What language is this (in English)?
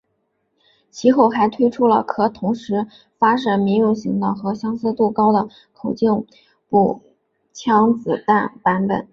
Chinese